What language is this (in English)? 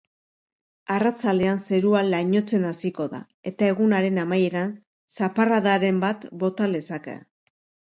Basque